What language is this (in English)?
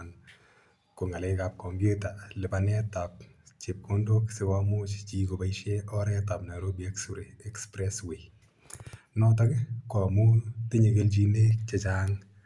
Kalenjin